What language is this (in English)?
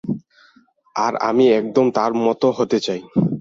Bangla